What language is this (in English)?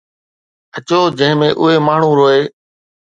Sindhi